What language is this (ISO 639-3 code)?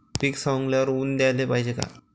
mar